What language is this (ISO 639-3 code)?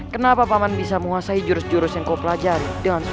ind